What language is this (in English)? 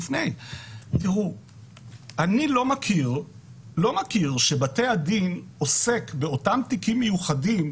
Hebrew